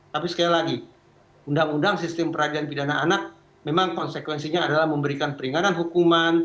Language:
Indonesian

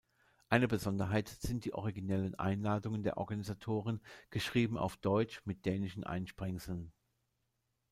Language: German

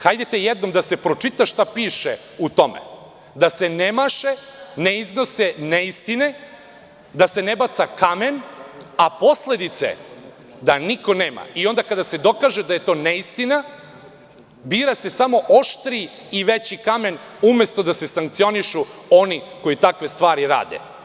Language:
Serbian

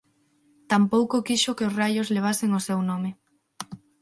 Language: Galician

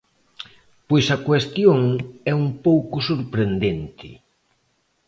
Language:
Galician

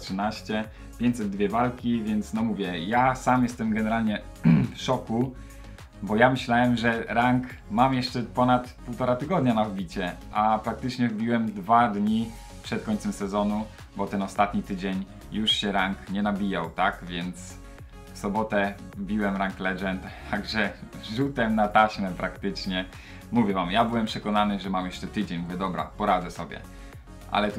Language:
Polish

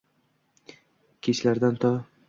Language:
Uzbek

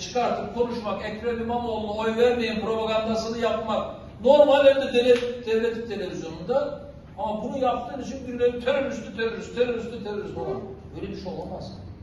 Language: Turkish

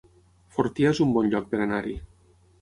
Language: Catalan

